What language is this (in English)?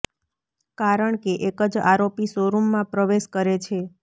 Gujarati